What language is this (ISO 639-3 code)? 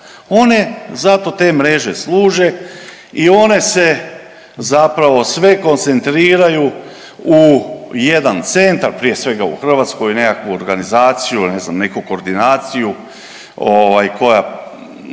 hrv